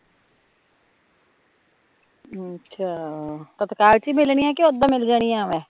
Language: Punjabi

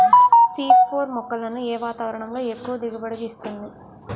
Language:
Telugu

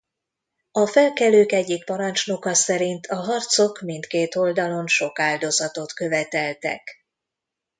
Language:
Hungarian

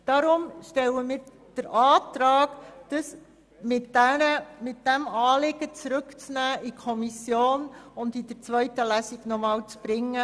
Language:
Swiss German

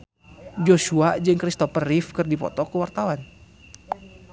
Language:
Sundanese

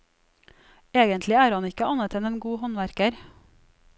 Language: Norwegian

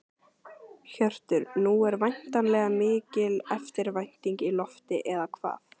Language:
Icelandic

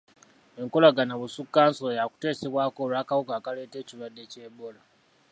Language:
Ganda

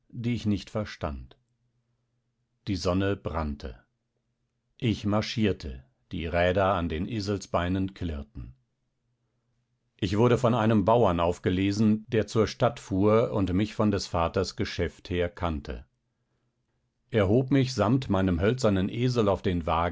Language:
German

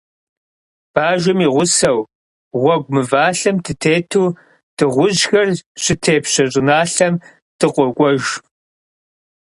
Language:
Kabardian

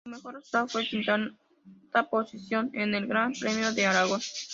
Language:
Spanish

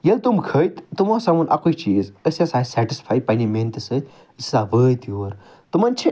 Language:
Kashmiri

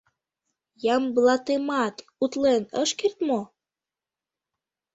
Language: Mari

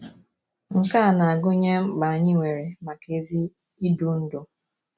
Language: Igbo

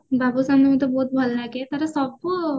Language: Odia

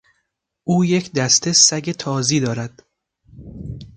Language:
Persian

